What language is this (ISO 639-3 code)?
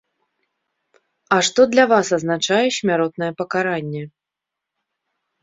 bel